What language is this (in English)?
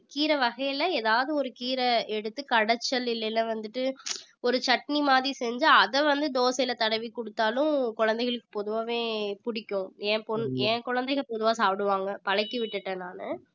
Tamil